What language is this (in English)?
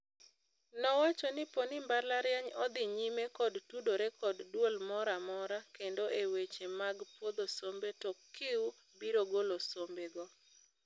Luo (Kenya and Tanzania)